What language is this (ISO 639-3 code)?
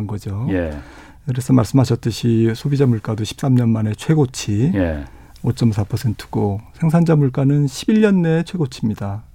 kor